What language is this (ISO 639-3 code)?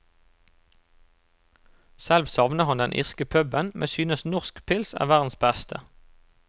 nor